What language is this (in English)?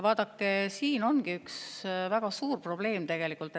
Estonian